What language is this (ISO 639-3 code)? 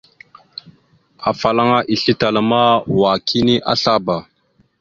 mxu